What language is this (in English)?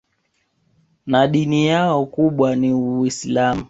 Swahili